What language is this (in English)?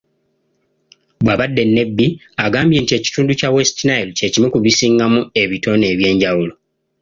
Ganda